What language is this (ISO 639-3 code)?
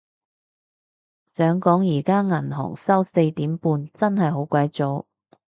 yue